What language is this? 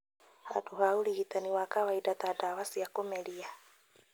Kikuyu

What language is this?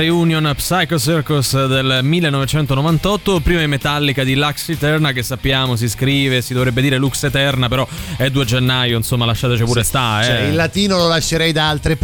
Italian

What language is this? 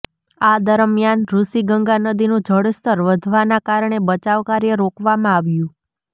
Gujarati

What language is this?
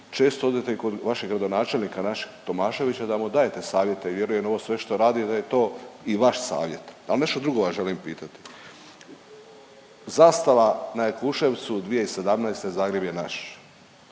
Croatian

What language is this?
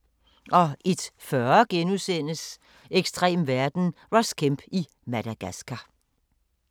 Danish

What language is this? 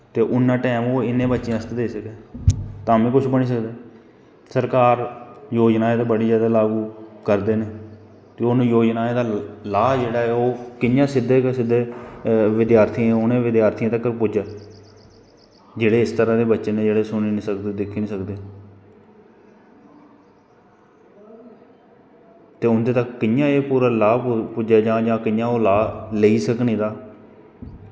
Dogri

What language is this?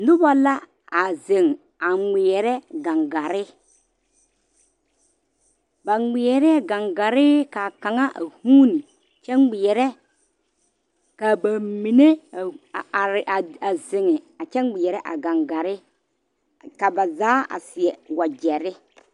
Southern Dagaare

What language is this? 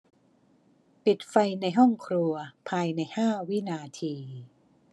Thai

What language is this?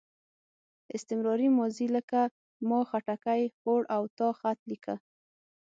Pashto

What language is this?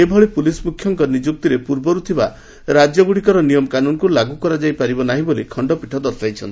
Odia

